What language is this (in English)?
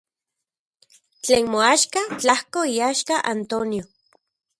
Central Puebla Nahuatl